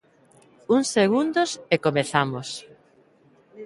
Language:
Galician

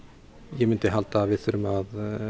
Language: Icelandic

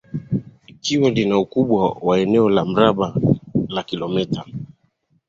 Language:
Swahili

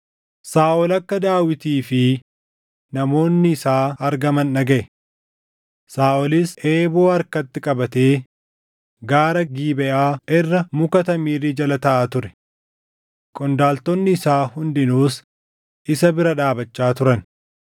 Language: Oromo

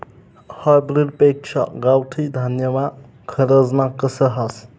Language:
Marathi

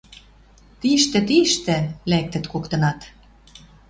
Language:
Western Mari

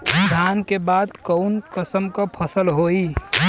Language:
Bhojpuri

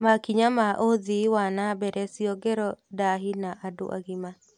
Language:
Kikuyu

